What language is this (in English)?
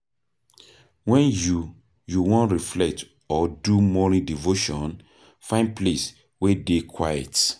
Nigerian Pidgin